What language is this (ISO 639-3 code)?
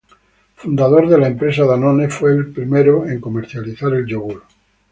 spa